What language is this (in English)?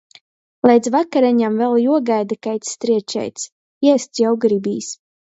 Latgalian